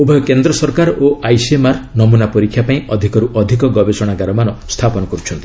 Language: Odia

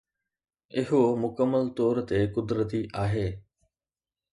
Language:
Sindhi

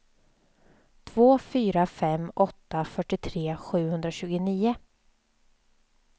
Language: Swedish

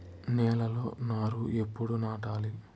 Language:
Telugu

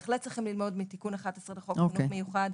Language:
Hebrew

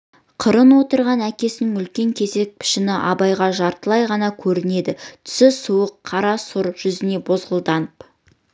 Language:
Kazakh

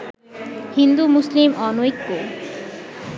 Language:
Bangla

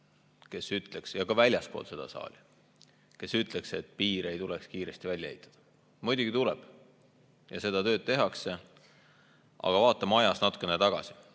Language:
Estonian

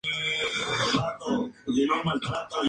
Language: Spanish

